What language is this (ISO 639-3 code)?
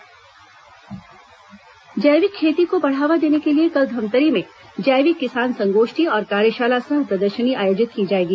hin